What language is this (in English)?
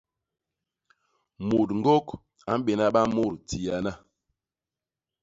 Basaa